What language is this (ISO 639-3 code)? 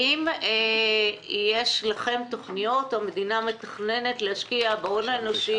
heb